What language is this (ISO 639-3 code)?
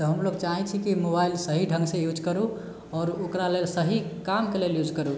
mai